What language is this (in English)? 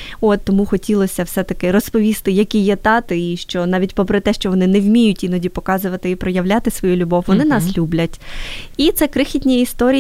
Ukrainian